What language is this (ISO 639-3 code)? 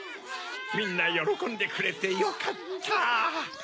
jpn